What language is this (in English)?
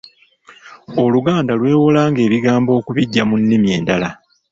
Ganda